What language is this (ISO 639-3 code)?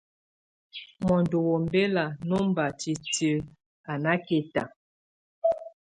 tvu